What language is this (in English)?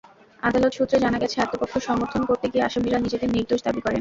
Bangla